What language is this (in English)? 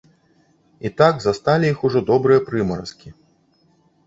Belarusian